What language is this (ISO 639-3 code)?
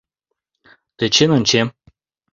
chm